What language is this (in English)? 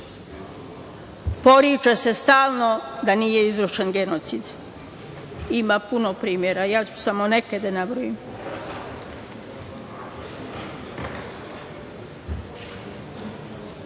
Serbian